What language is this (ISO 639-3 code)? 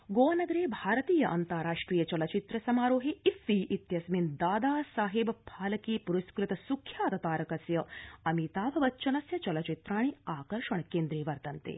san